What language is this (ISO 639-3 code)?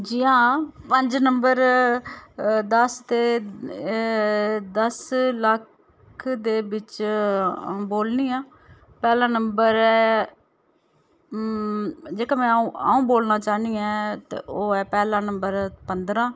doi